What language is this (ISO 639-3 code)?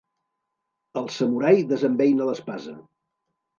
cat